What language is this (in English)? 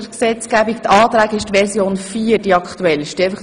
Swiss German